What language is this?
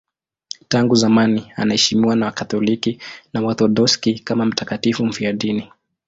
Swahili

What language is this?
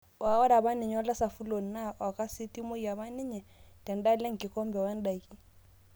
Masai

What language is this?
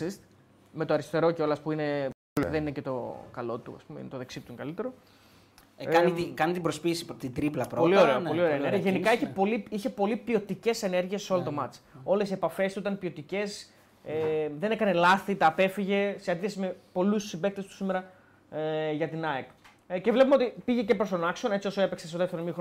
Greek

